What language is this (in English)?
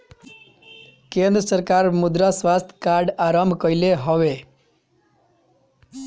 Bhojpuri